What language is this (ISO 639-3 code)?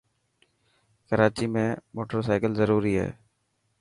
mki